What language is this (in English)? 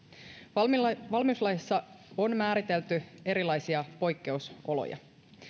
Finnish